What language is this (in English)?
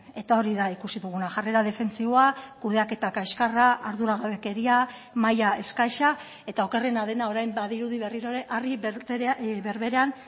Basque